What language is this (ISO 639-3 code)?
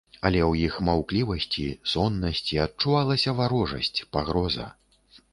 bel